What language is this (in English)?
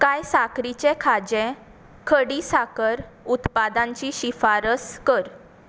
Konkani